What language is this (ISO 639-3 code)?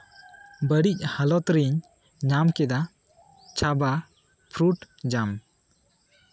sat